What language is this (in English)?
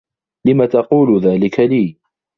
Arabic